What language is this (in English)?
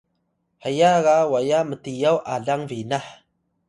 Atayal